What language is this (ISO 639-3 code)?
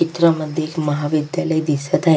mar